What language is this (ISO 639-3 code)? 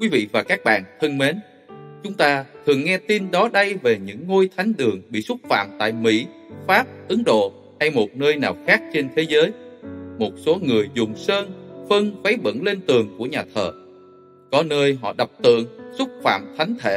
vie